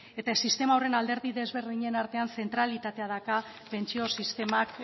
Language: Basque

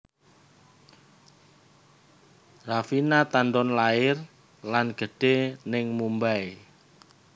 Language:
Javanese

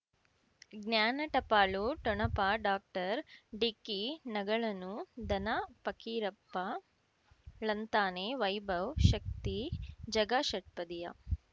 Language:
Kannada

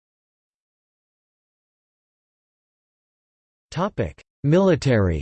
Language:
English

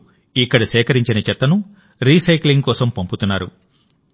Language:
Telugu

